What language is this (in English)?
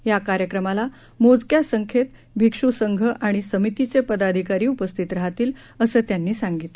Marathi